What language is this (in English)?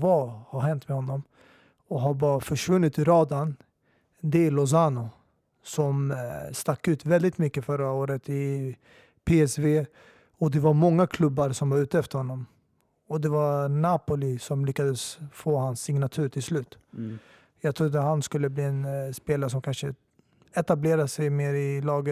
Swedish